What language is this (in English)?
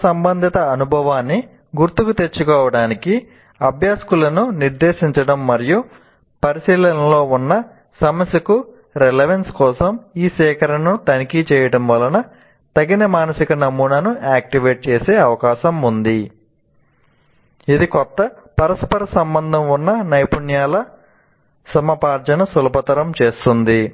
Telugu